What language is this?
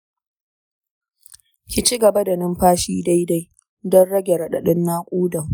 Hausa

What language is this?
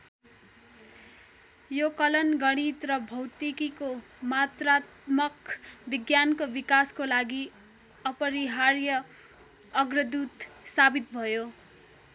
Nepali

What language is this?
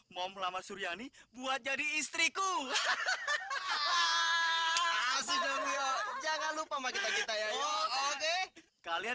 Indonesian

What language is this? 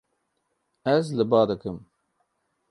Kurdish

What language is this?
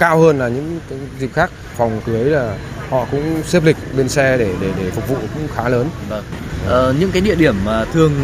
Vietnamese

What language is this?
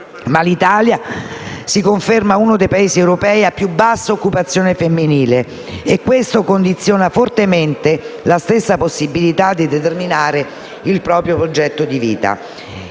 Italian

